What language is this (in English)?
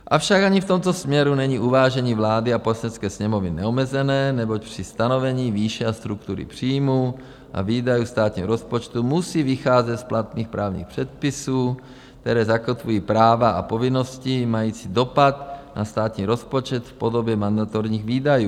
Czech